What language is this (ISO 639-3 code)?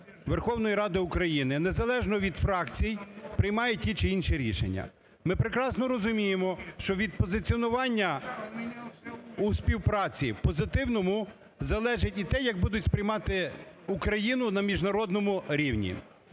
ukr